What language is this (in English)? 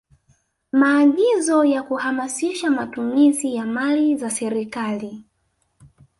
Swahili